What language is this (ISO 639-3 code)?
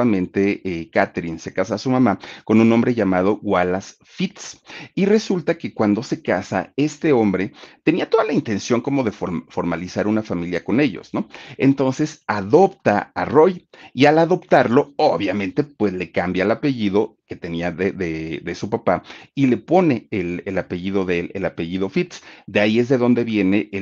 spa